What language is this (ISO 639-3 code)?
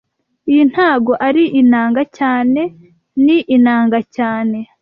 kin